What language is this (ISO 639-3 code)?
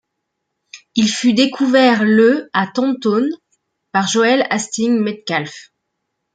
fra